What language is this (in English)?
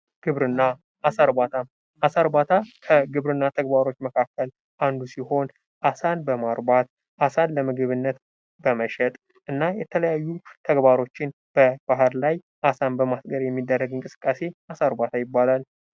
Amharic